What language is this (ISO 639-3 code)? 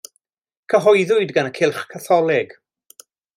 cym